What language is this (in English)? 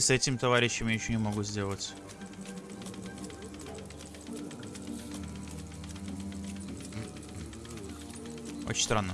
Russian